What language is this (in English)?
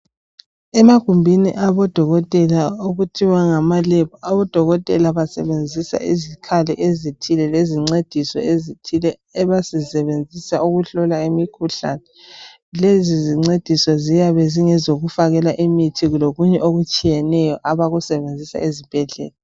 North Ndebele